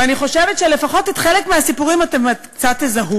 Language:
Hebrew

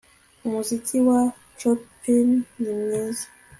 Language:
Kinyarwanda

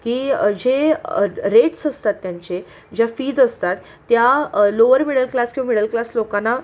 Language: Marathi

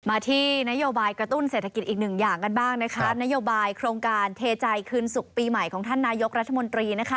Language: Thai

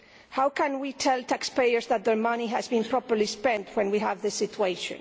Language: English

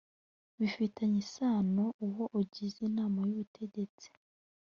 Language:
Kinyarwanda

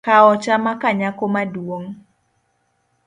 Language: Luo (Kenya and Tanzania)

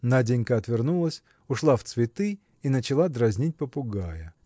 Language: Russian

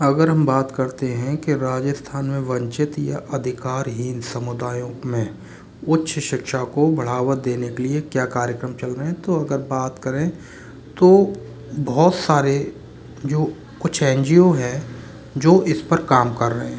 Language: Hindi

